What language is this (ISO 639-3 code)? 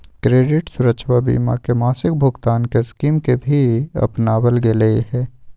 mag